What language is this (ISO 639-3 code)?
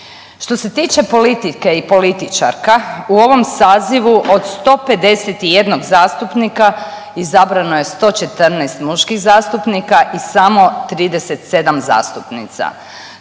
hrv